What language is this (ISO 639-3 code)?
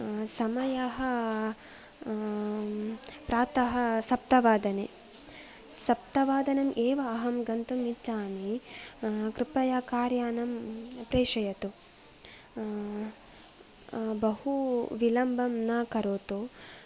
san